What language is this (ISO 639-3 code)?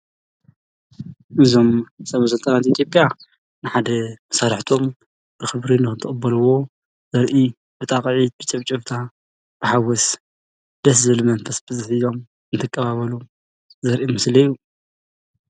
tir